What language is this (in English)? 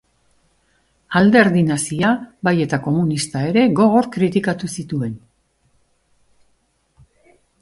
Basque